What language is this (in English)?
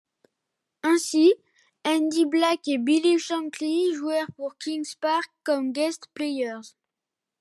French